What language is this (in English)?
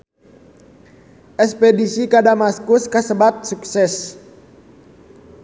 Sundanese